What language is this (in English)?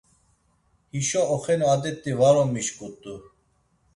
Laz